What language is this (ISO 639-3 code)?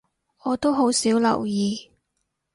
yue